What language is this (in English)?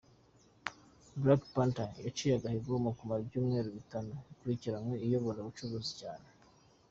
Kinyarwanda